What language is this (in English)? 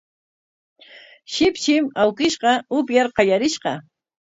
Corongo Ancash Quechua